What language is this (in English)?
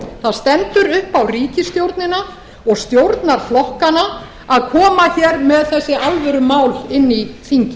Icelandic